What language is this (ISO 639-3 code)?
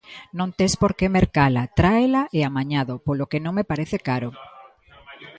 glg